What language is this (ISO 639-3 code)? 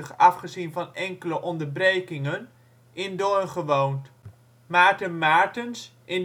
nld